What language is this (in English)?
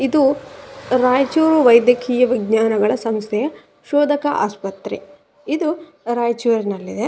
Kannada